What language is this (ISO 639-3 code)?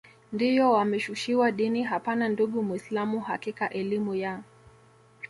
swa